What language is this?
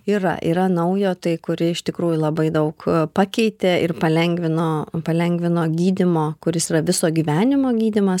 Lithuanian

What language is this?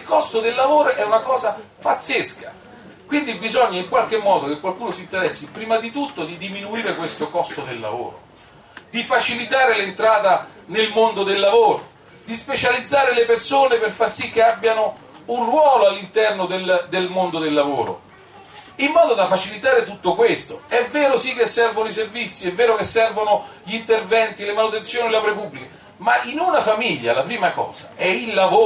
Italian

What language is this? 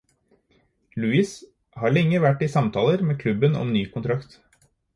Norwegian Bokmål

